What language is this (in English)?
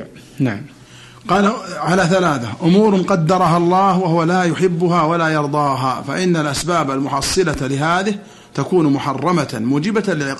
Arabic